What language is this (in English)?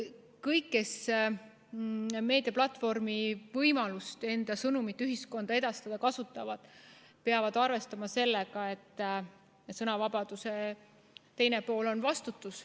Estonian